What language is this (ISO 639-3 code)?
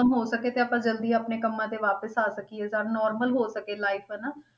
pan